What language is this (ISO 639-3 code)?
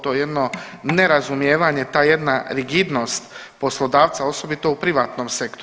hrv